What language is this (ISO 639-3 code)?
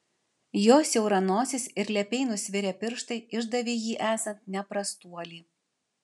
lit